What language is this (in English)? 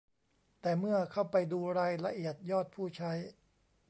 Thai